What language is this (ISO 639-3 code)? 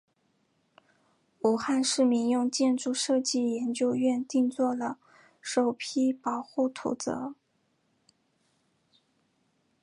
zho